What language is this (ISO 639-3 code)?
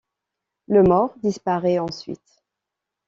fra